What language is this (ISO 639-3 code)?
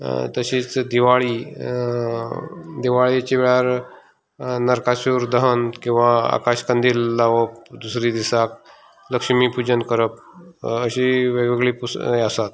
kok